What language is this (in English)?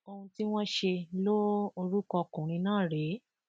Yoruba